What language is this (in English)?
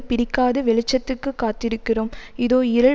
Tamil